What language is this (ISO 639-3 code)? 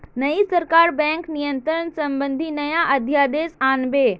mag